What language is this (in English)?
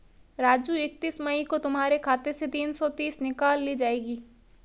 Hindi